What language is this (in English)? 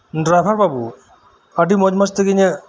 Santali